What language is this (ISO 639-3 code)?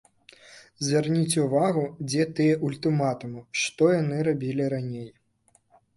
bel